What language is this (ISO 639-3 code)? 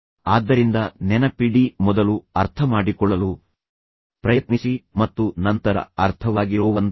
kan